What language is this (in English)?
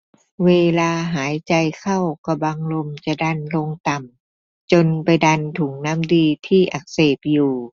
Thai